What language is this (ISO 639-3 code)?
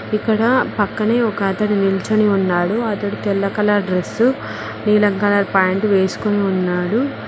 tel